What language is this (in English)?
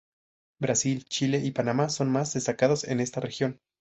Spanish